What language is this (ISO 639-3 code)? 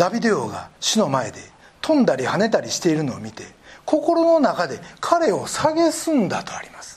jpn